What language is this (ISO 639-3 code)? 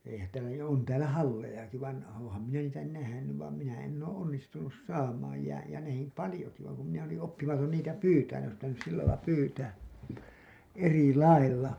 fin